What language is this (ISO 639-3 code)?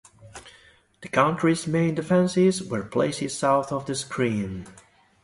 eng